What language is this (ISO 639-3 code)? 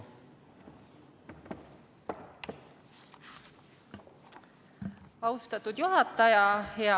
est